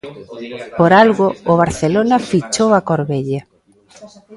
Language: Galician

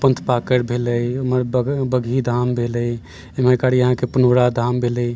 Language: Maithili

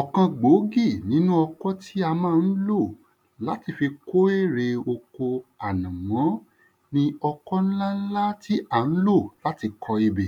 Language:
Yoruba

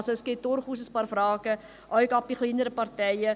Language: Swiss German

